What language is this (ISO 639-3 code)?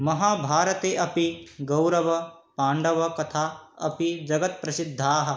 san